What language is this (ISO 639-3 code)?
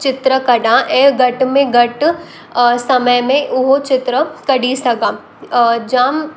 snd